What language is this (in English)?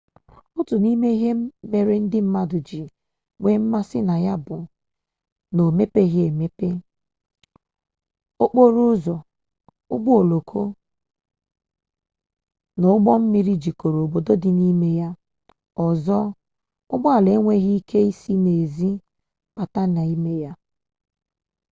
Igbo